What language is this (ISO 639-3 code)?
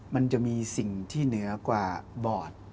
tha